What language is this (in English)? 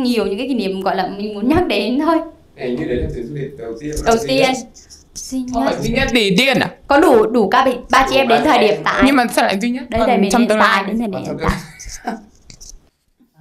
Vietnamese